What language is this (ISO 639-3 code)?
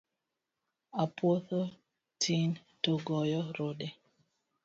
luo